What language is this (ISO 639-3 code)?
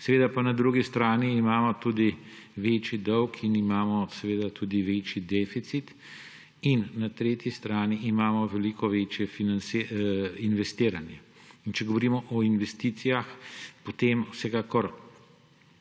slv